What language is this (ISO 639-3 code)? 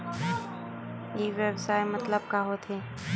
hne